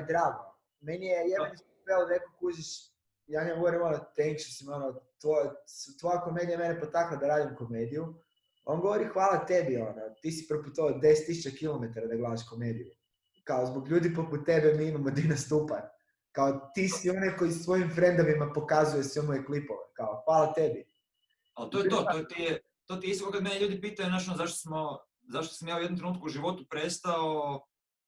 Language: Croatian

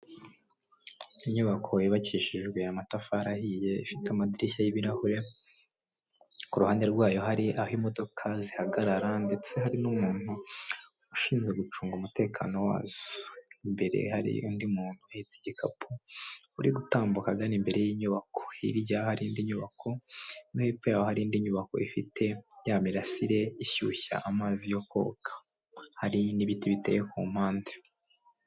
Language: Kinyarwanda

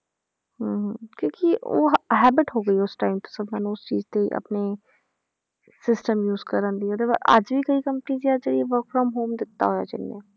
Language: Punjabi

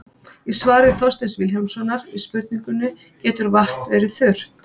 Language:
Icelandic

